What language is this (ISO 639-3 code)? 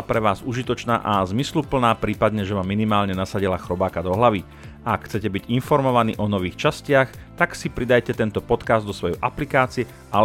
slk